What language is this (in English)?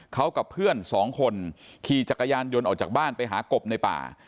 Thai